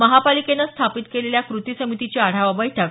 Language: Marathi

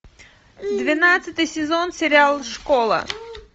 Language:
Russian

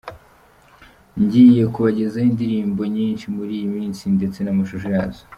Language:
Kinyarwanda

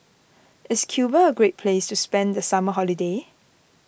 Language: English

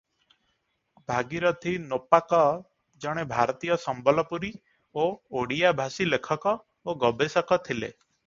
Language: Odia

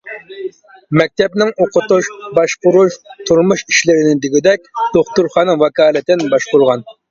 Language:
Uyghur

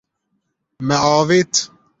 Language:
Kurdish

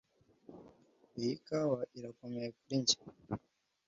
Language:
Kinyarwanda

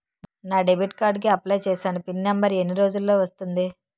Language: Telugu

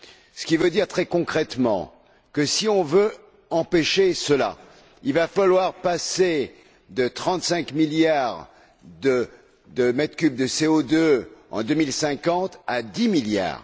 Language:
French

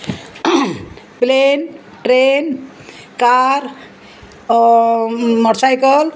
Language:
Konkani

